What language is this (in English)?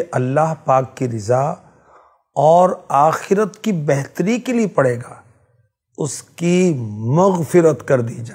Hindi